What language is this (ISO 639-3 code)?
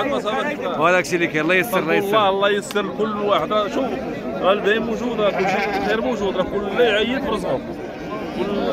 ara